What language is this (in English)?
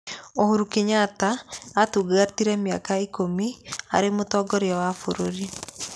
Kikuyu